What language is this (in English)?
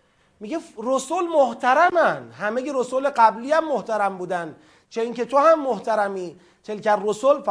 Persian